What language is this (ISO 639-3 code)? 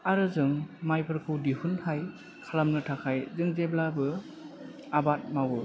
brx